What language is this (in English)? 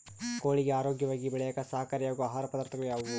Kannada